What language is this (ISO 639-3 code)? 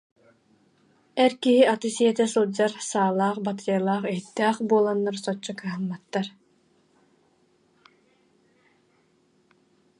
sah